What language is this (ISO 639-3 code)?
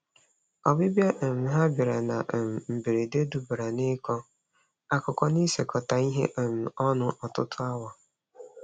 ibo